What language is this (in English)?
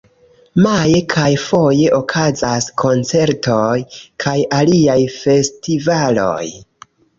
Esperanto